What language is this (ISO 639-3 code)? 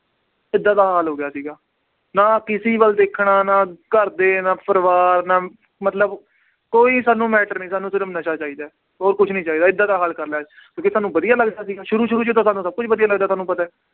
pan